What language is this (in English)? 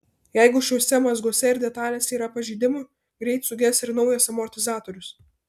Lithuanian